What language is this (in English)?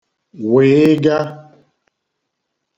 Igbo